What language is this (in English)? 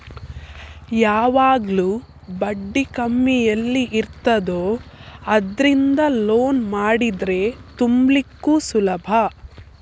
Kannada